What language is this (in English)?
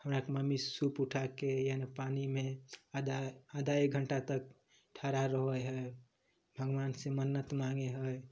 Maithili